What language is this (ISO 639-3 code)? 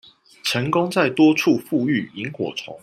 zho